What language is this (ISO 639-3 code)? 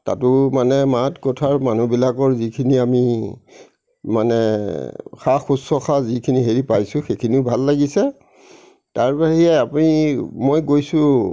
asm